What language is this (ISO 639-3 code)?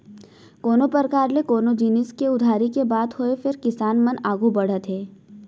hne